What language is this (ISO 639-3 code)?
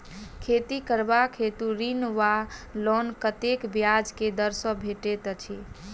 mai